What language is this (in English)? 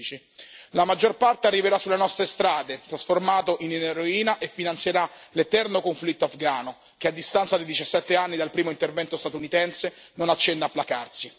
Italian